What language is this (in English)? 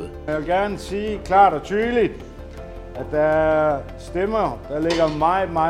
Danish